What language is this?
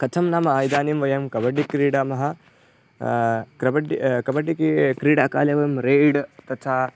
Sanskrit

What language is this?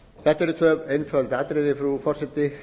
Icelandic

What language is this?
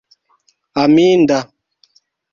Esperanto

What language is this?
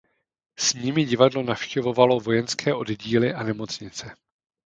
Czech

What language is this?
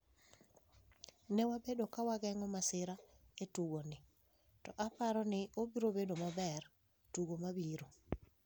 Luo (Kenya and Tanzania)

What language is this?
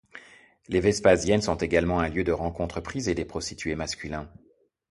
French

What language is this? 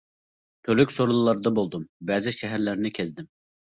Uyghur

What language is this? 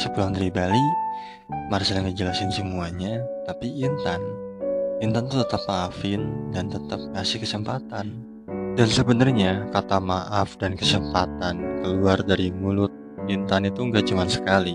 Indonesian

